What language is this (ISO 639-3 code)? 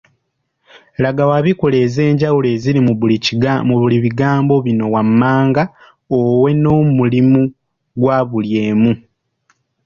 lug